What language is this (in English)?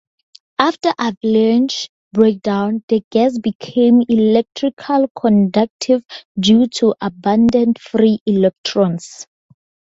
English